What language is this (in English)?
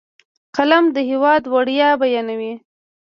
Pashto